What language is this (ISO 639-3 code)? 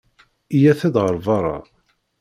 kab